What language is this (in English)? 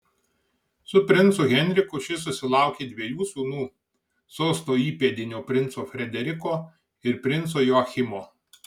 Lithuanian